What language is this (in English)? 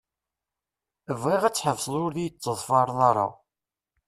Kabyle